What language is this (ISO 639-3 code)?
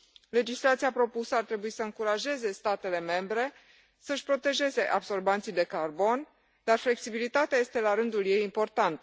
ron